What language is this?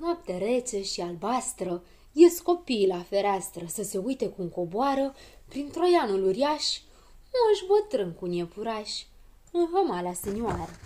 Romanian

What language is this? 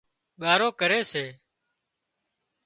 Wadiyara Koli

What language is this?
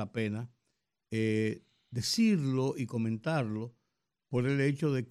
Spanish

